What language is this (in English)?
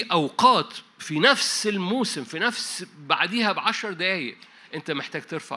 Arabic